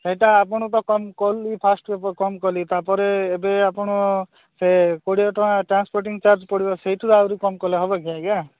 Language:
Odia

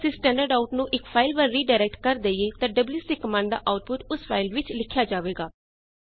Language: Punjabi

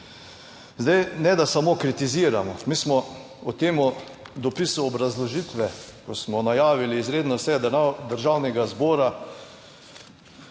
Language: Slovenian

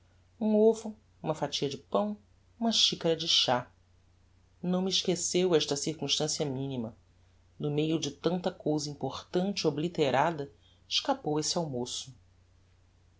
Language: Portuguese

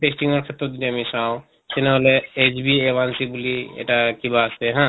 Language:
Assamese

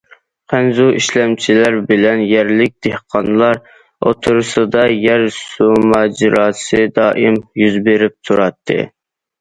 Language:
Uyghur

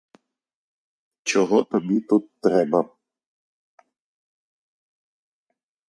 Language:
Ukrainian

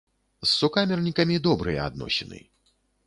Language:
Belarusian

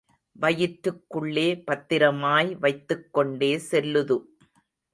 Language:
Tamil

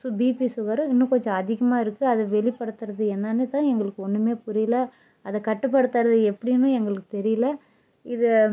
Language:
Tamil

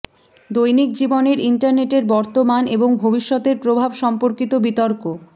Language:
Bangla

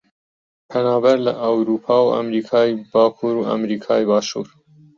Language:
Central Kurdish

